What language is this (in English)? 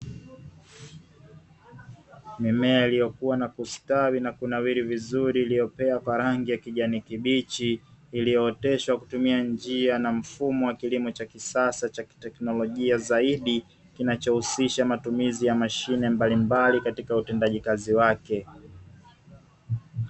Swahili